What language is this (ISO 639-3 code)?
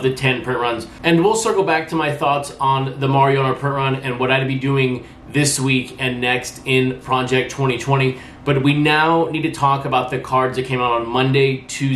eng